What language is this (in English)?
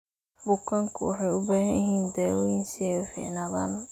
Somali